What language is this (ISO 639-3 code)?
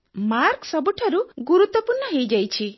ori